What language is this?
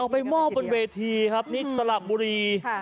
Thai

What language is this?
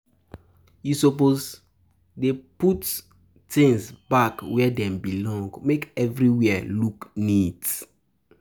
Nigerian Pidgin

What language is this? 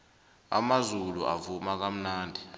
South Ndebele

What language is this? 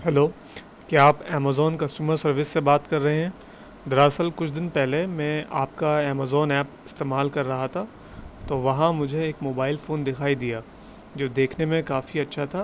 Urdu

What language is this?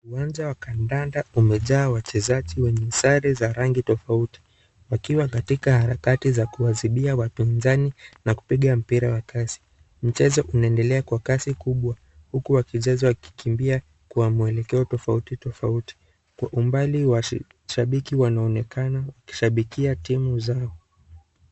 Swahili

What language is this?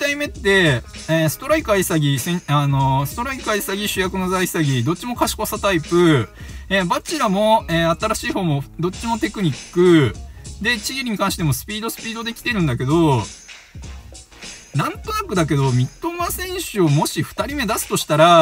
Japanese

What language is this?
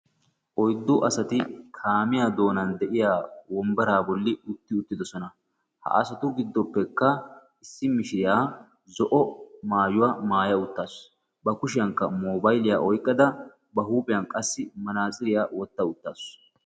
Wolaytta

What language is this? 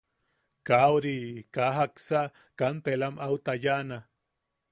Yaqui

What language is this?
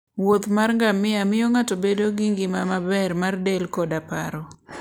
Luo (Kenya and Tanzania)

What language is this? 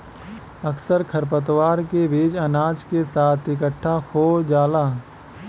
Bhojpuri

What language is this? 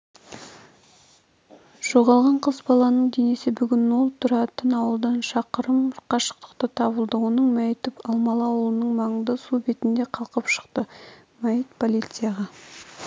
Kazakh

